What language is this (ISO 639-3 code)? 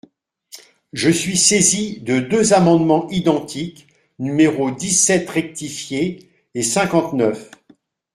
fra